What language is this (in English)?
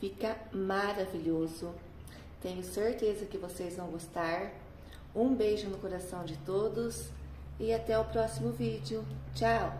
Portuguese